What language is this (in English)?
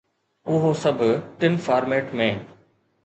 Sindhi